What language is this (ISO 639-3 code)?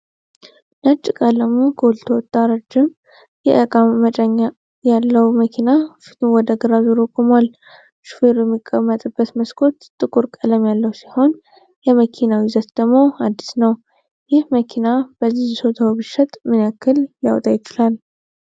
amh